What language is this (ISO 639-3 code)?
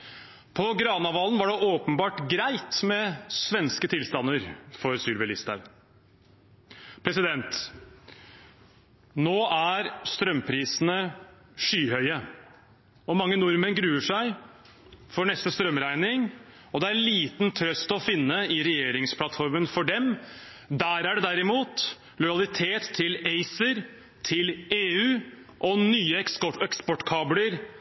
nob